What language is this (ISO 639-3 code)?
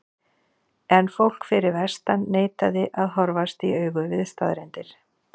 isl